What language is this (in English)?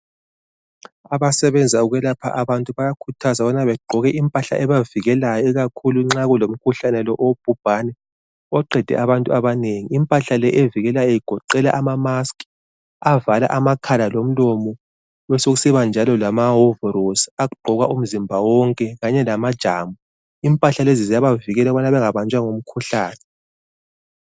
North Ndebele